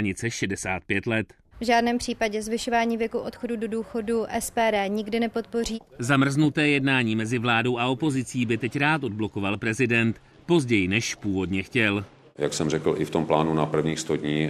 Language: Czech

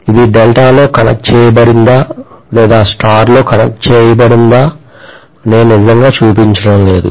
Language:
Telugu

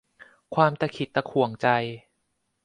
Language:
Thai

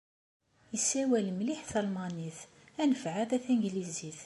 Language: Kabyle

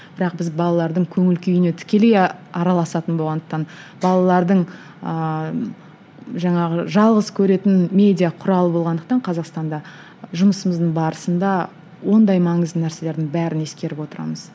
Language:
Kazakh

